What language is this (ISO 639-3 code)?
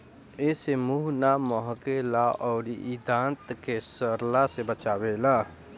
bho